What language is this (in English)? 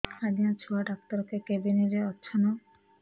Odia